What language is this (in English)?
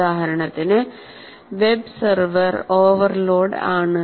Malayalam